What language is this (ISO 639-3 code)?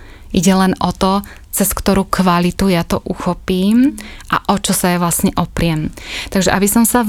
slk